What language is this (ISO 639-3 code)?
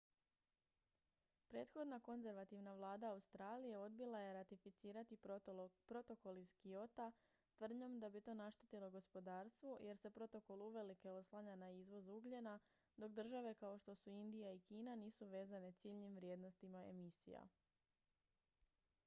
hrv